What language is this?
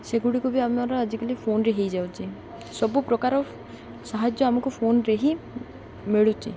Odia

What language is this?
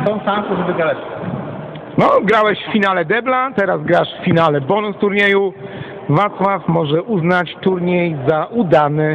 Polish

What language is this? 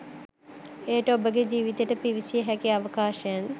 Sinhala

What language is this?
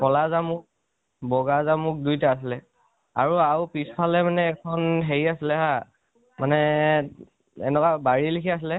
Assamese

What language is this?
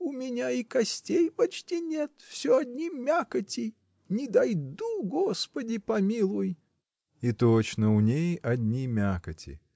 Russian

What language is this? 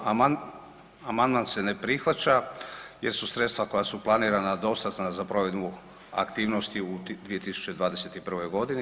Croatian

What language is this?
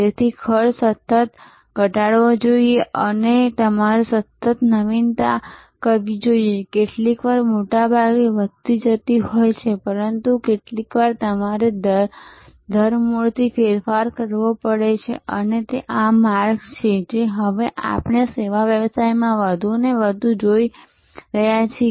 Gujarati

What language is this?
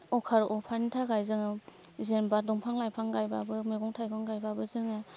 Bodo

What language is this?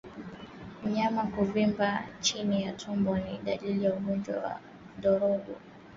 Swahili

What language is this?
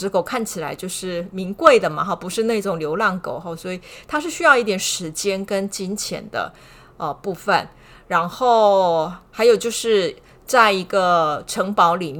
Chinese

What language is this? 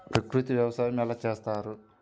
Telugu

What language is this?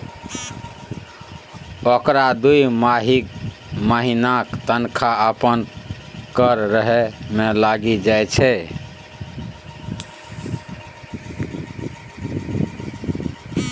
Maithili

